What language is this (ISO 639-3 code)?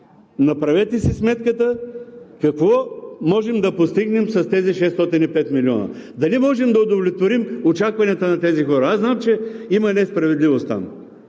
bul